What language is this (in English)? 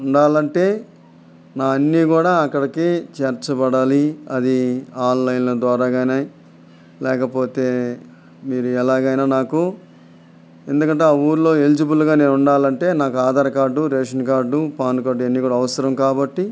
Telugu